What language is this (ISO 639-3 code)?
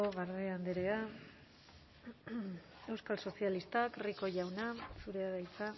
eus